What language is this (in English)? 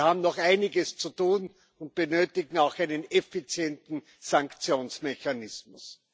German